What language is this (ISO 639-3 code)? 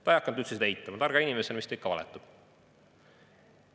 est